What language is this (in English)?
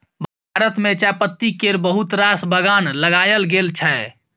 Maithili